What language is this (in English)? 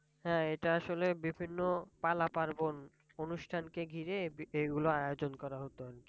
Bangla